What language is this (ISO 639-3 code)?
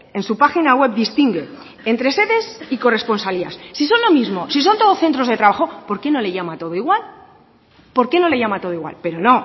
spa